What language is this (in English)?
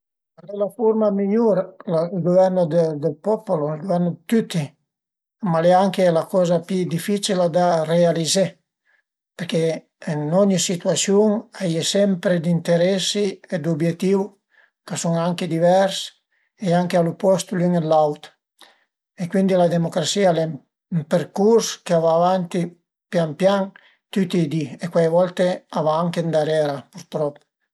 Piedmontese